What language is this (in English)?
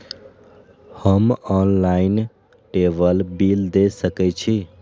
Maithili